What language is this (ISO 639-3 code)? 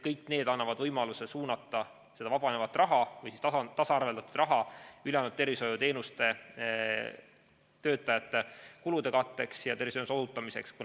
est